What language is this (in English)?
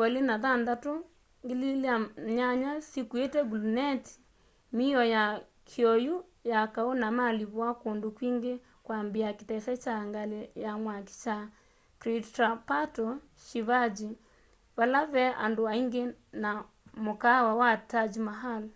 Kamba